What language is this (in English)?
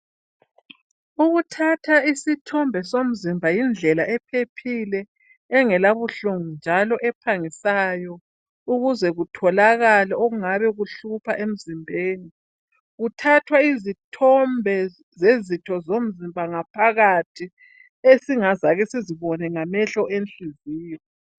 North Ndebele